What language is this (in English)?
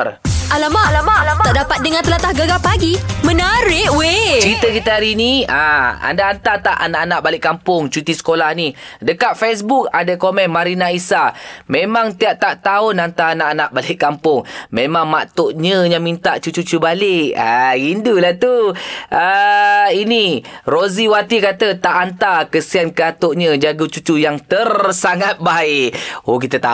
Malay